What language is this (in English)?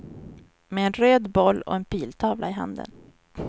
Swedish